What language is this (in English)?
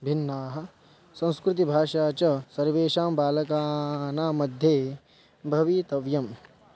Sanskrit